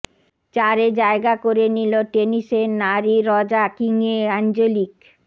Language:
Bangla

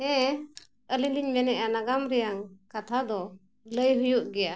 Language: Santali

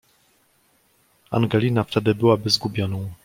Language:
Polish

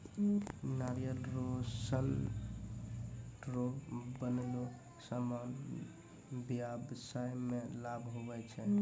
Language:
Maithili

